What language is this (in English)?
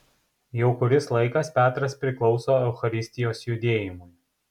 Lithuanian